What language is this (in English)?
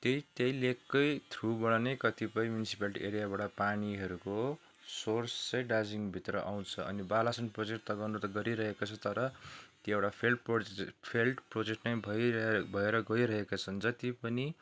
Nepali